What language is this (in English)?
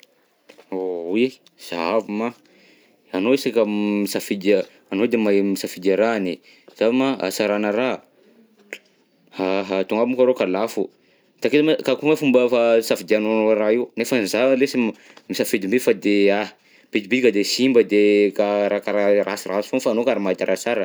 Southern Betsimisaraka Malagasy